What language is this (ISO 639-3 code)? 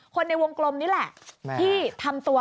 tha